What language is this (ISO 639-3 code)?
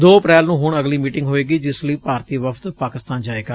pan